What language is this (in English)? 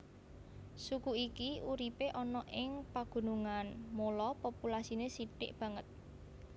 Javanese